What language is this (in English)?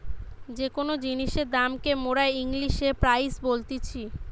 Bangla